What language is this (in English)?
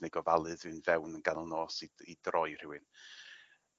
Welsh